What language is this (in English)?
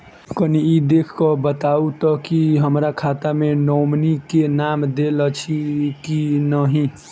Maithili